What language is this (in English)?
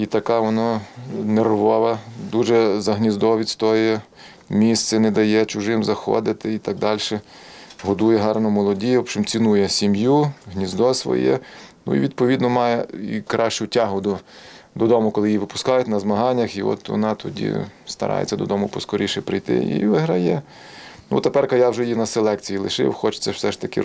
Ukrainian